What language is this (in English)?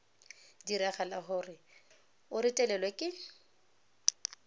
Tswana